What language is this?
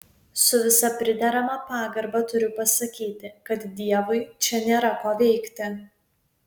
Lithuanian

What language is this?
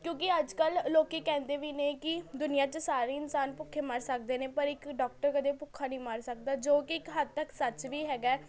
Punjabi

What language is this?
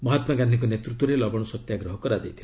Odia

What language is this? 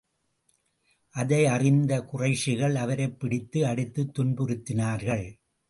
Tamil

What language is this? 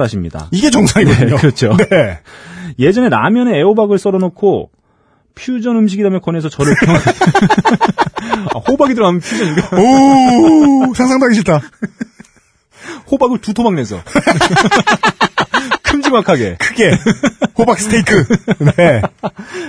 Korean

